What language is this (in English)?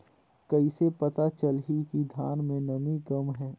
Chhattisgarhi